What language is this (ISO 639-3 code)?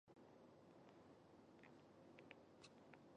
div